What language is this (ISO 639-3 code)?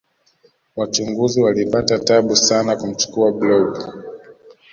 swa